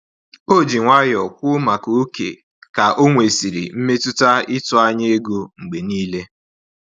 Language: Igbo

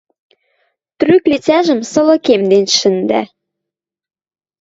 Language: Western Mari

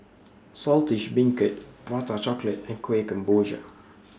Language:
English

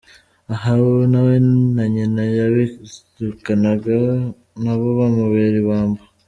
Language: Kinyarwanda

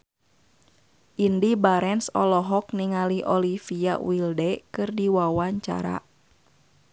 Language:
Sundanese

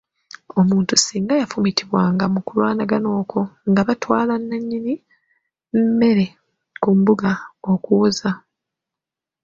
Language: Ganda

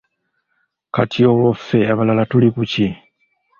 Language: Ganda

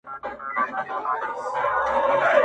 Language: Pashto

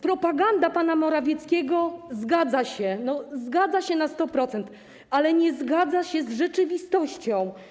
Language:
Polish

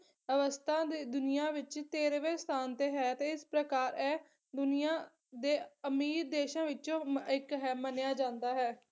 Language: Punjabi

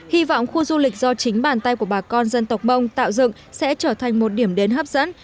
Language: Vietnamese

